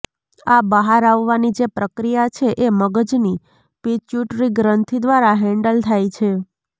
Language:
Gujarati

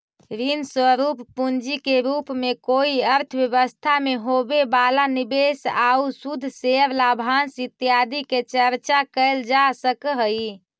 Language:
Magahi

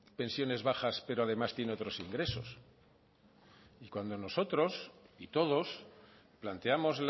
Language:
Spanish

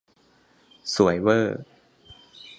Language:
Thai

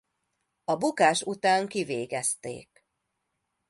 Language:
Hungarian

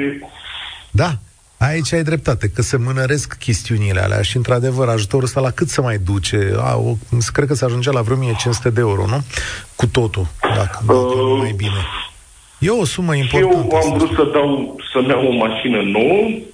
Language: Romanian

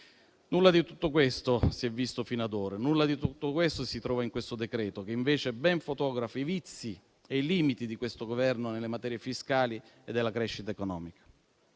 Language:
Italian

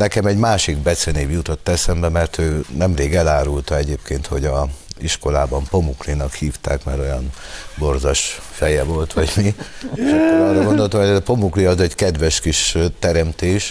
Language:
Hungarian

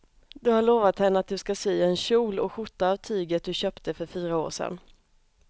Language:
Swedish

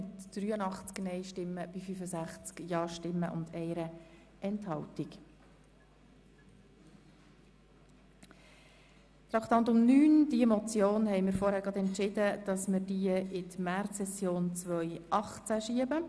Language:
Swiss German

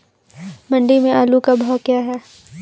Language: Hindi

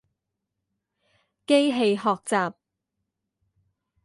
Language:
Chinese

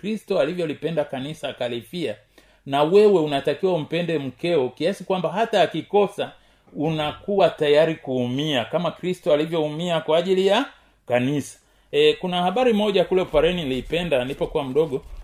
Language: Swahili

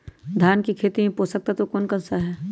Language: Magahi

